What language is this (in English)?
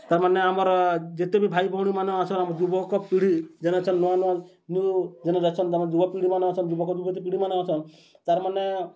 Odia